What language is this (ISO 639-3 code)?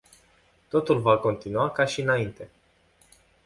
ron